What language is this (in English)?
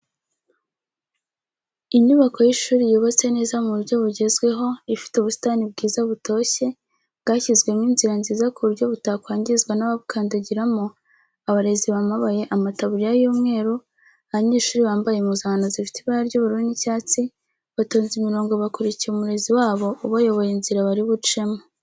Kinyarwanda